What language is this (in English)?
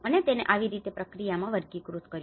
Gujarati